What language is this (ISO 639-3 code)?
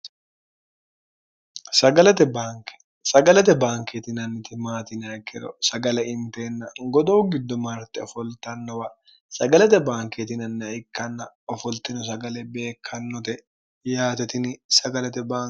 sid